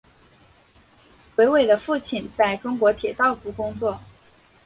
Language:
Chinese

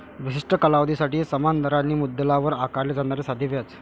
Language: Marathi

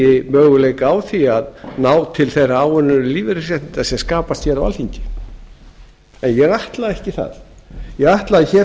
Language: Icelandic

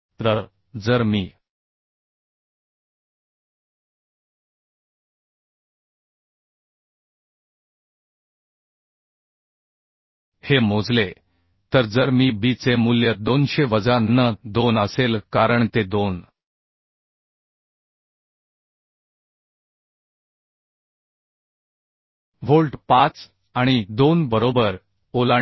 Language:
Marathi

